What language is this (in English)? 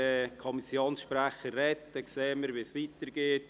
Swiss German